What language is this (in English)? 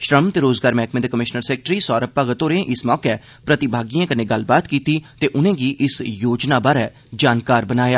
Dogri